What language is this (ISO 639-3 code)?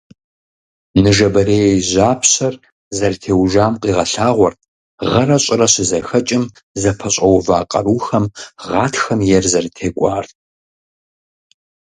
kbd